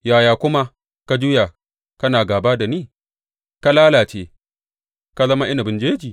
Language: Hausa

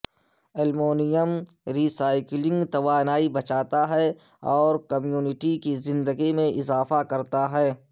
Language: Urdu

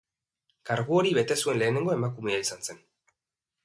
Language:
Basque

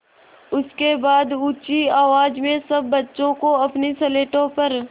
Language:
Hindi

